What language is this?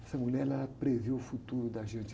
Portuguese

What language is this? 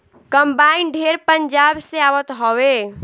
Bhojpuri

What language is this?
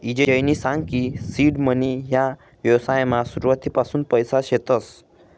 Marathi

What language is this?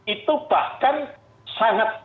Indonesian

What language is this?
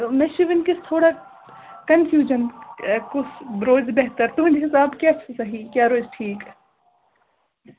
Kashmiri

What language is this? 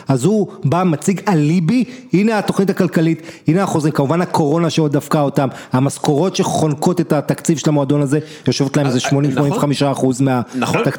Hebrew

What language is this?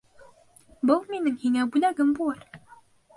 Bashkir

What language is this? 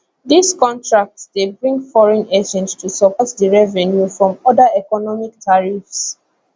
Nigerian Pidgin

